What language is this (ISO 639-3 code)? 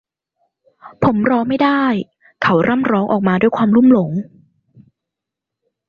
tha